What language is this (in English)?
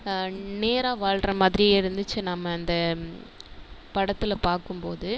Tamil